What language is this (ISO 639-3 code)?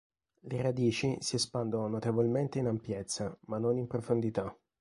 ita